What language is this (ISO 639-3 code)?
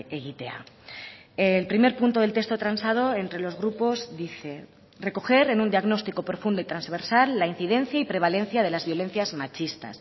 spa